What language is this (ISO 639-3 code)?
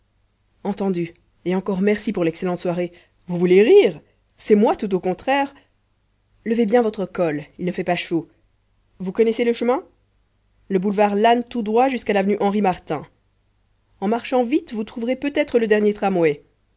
fra